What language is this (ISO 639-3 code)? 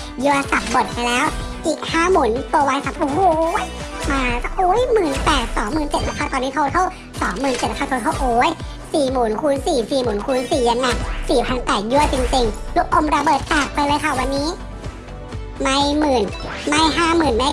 tha